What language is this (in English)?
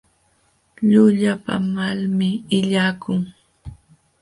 Jauja Wanca Quechua